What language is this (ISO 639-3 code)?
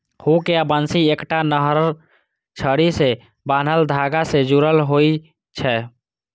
mai